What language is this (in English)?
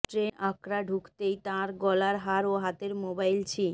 Bangla